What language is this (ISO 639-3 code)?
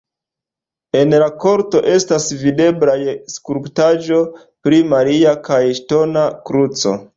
epo